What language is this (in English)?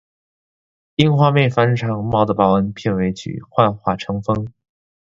Chinese